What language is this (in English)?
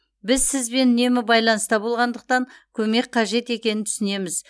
Kazakh